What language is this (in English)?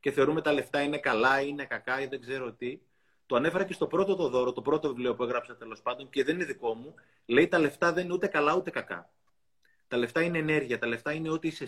Greek